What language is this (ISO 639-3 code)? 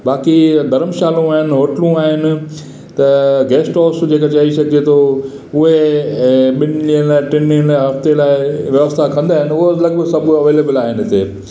snd